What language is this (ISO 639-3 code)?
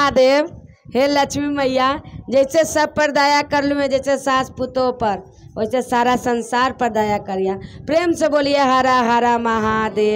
hin